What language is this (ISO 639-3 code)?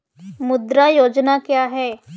hin